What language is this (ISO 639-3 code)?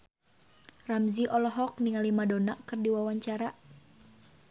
sun